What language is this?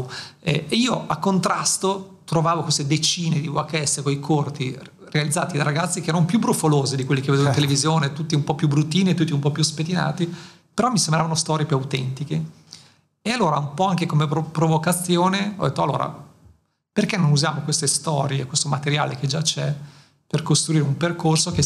Italian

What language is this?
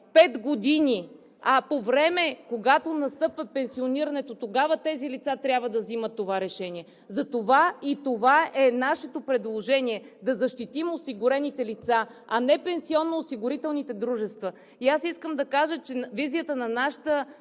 Bulgarian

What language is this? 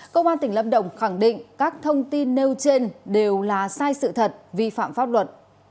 Vietnamese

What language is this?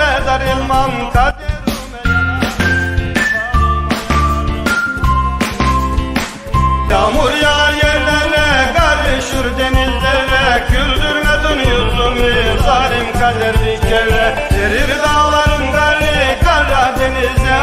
Turkish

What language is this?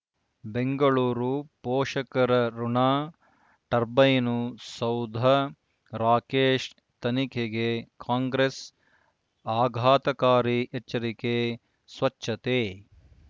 Kannada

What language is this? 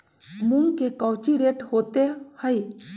Magahi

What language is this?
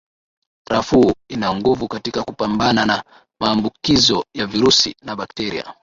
Swahili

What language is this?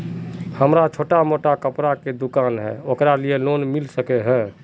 Magahi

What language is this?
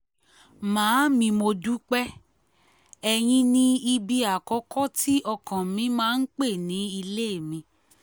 Yoruba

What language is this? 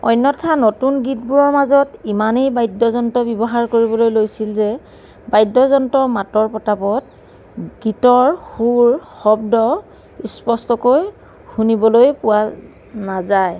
Assamese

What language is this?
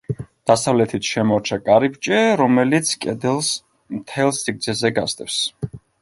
Georgian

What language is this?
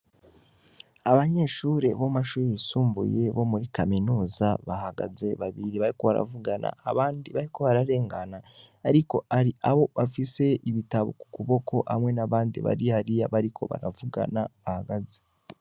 Rundi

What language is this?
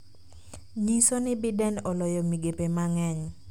Luo (Kenya and Tanzania)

